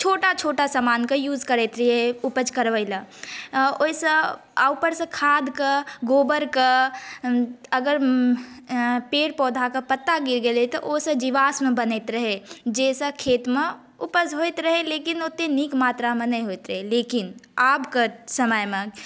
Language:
Maithili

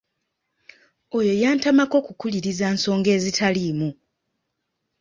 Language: Ganda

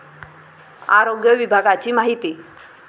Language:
Marathi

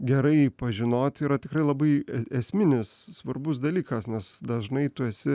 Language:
Lithuanian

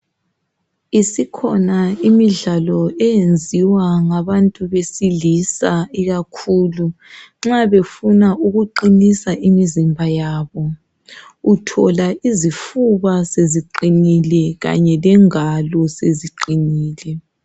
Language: North Ndebele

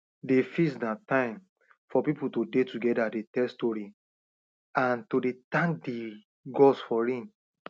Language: Nigerian Pidgin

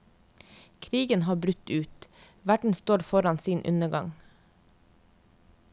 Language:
Norwegian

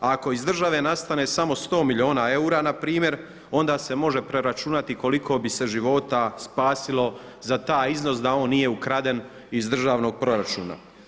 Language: Croatian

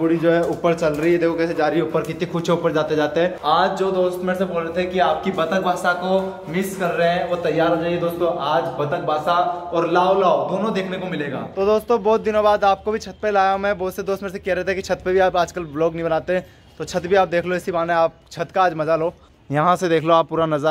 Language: Hindi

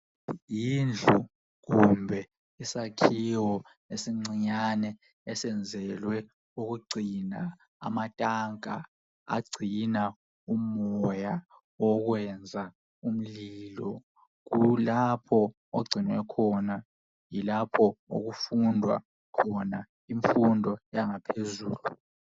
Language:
North Ndebele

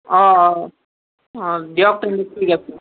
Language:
Assamese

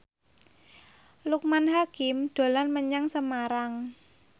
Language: Javanese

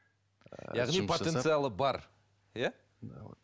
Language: Kazakh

